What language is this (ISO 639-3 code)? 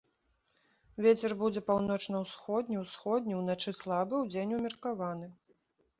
bel